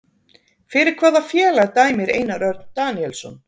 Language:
Icelandic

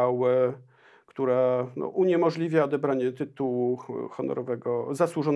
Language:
Polish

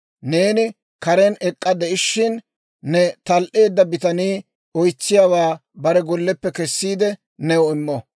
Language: Dawro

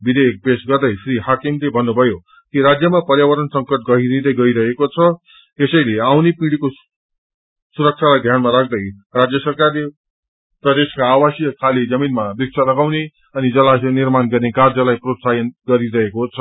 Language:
Nepali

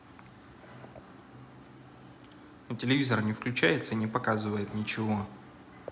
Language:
Russian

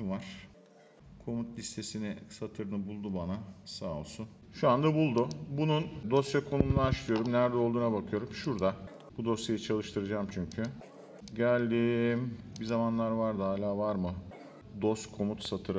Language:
Turkish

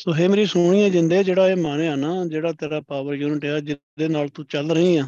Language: Punjabi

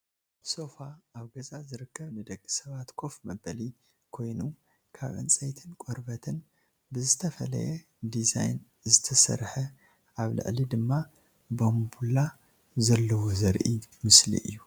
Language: Tigrinya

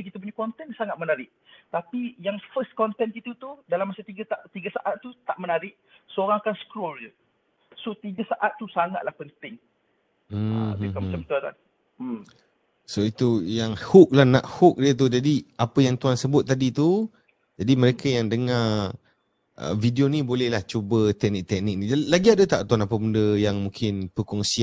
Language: Malay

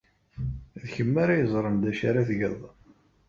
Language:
Kabyle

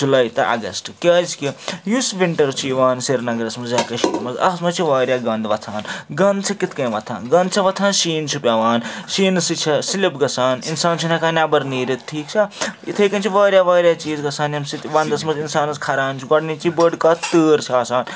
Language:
Kashmiri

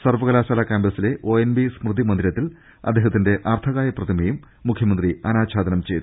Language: Malayalam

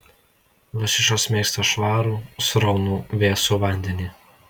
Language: Lithuanian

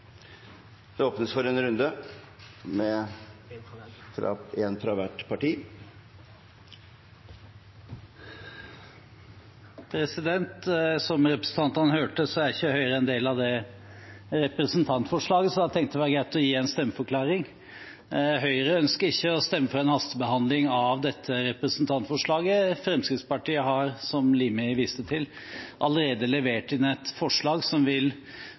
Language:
Norwegian Bokmål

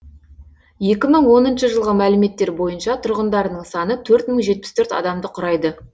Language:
Kazakh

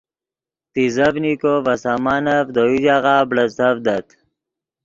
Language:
Yidgha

